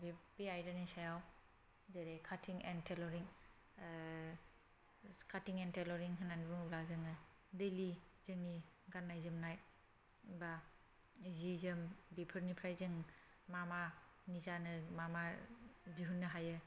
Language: Bodo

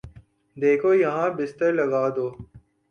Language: Urdu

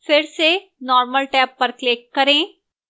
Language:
Hindi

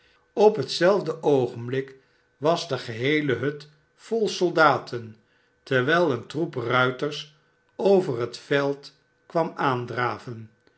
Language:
Dutch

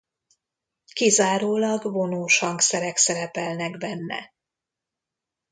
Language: Hungarian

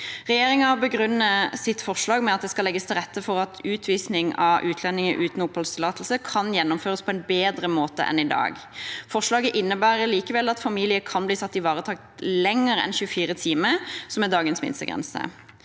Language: Norwegian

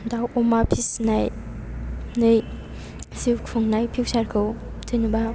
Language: Bodo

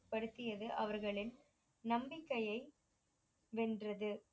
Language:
Tamil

